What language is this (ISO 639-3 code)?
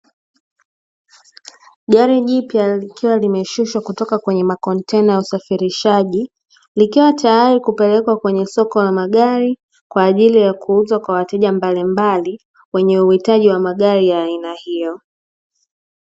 swa